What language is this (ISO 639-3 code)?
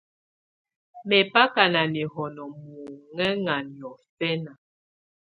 tvu